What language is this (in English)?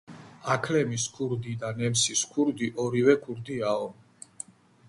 Georgian